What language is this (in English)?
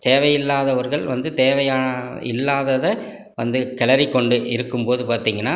Tamil